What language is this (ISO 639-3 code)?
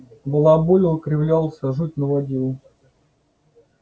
rus